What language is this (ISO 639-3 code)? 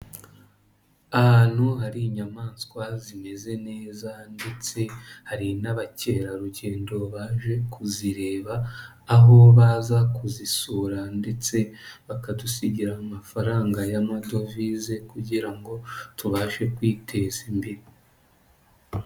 kin